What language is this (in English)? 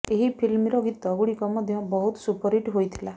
Odia